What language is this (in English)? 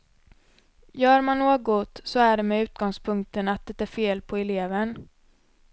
Swedish